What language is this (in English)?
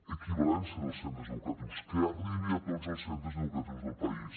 Catalan